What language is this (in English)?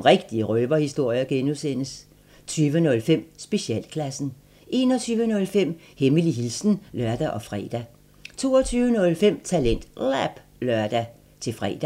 Danish